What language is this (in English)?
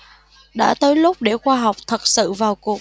Vietnamese